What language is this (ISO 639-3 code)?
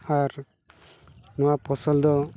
sat